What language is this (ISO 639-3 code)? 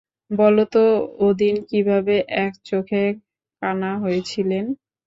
ben